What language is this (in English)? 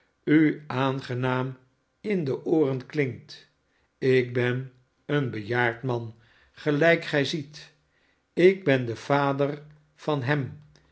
Dutch